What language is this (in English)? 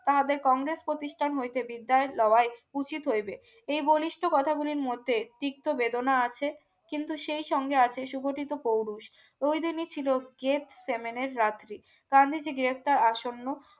Bangla